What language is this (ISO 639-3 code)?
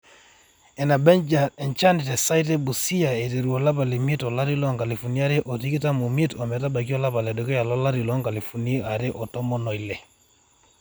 mas